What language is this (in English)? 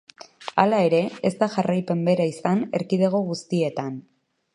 Basque